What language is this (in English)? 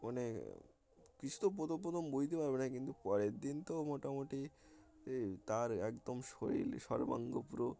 Bangla